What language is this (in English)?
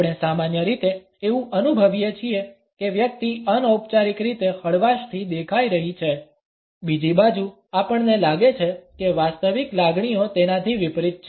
Gujarati